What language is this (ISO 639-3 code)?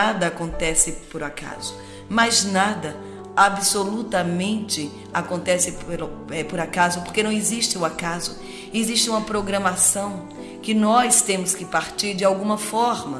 por